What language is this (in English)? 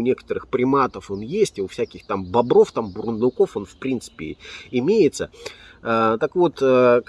Russian